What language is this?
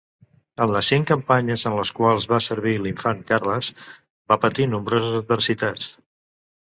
Catalan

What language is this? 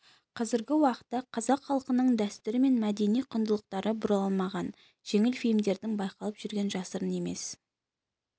Kazakh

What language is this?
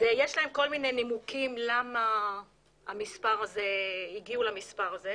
Hebrew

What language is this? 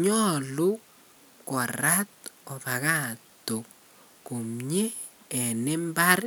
Kalenjin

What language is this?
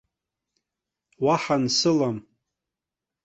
Abkhazian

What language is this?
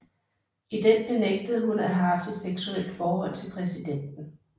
Danish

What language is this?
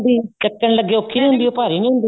Punjabi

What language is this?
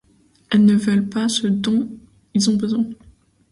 French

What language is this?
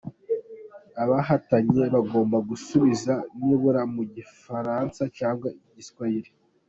Kinyarwanda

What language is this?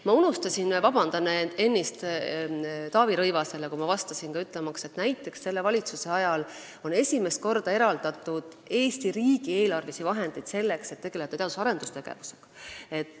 Estonian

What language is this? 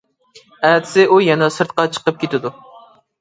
Uyghur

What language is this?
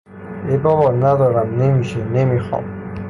Persian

